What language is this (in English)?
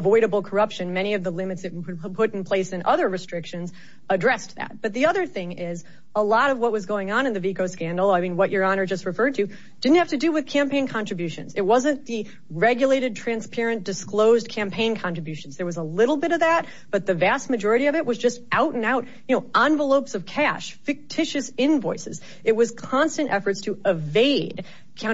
English